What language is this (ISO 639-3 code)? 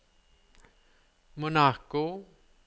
nor